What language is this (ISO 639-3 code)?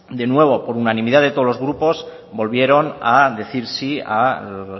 spa